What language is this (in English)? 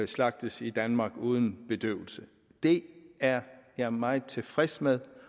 Danish